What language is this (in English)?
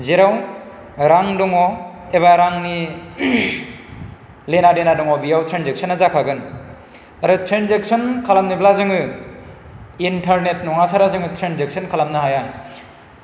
Bodo